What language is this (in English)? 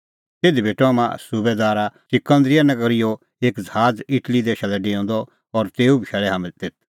Kullu Pahari